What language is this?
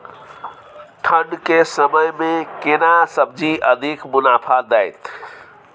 Maithili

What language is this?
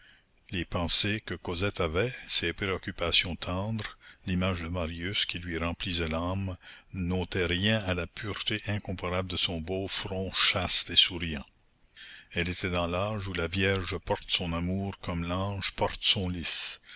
French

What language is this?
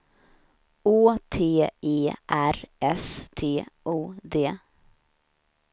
Swedish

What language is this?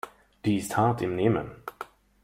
German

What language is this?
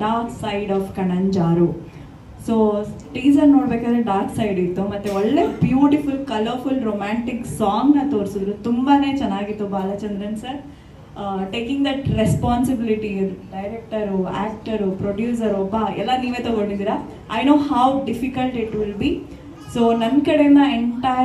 Kannada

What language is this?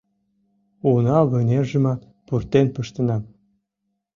Mari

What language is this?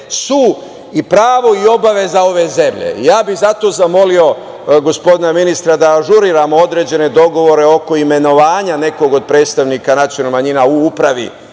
Serbian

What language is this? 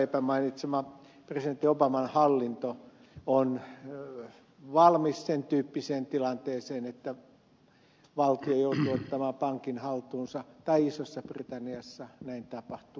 Finnish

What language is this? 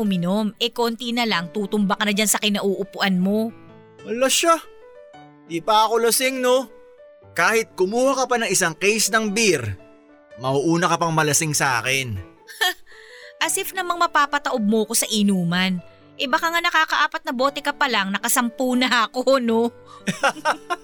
Filipino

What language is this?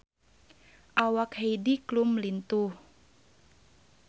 Sundanese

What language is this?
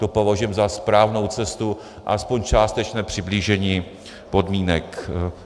Czech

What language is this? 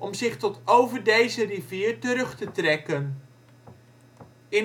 Dutch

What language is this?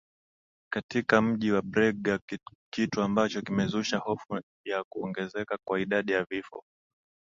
Swahili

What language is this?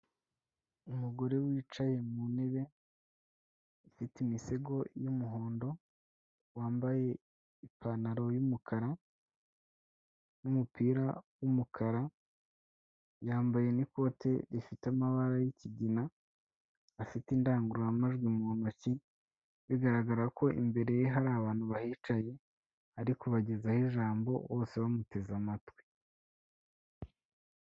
Kinyarwanda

